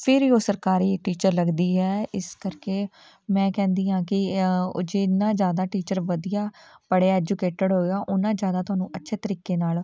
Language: Punjabi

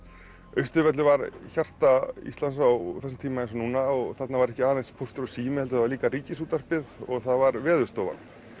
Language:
Icelandic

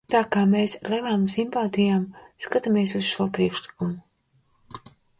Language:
Latvian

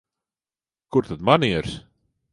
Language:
Latvian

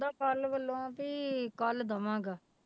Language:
Punjabi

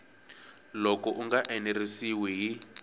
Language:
Tsonga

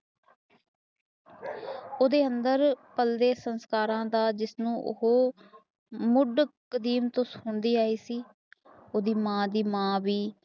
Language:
Punjabi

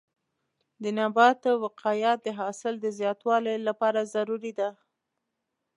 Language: Pashto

